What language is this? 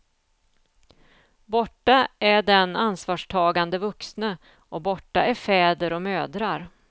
Swedish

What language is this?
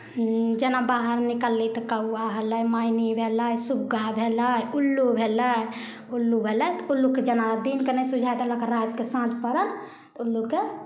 Maithili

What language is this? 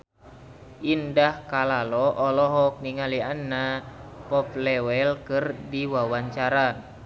Sundanese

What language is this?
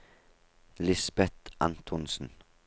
Norwegian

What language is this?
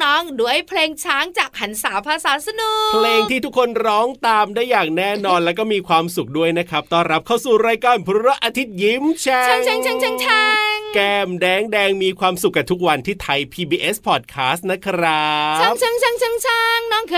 Thai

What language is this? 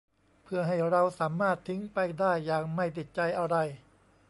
Thai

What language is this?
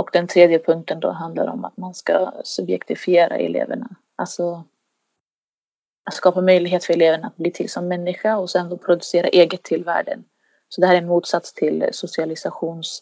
Swedish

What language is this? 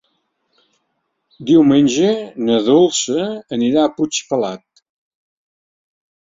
Catalan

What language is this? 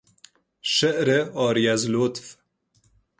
Persian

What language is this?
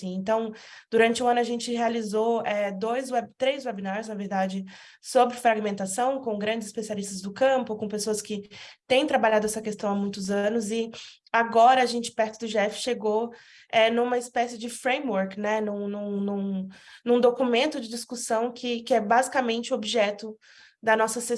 Portuguese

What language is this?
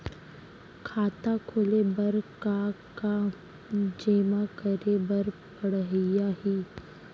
Chhattisgarhi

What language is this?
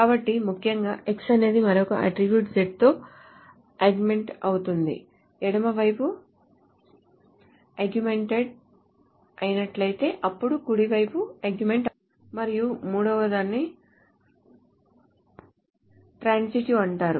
Telugu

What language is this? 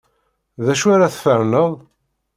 Kabyle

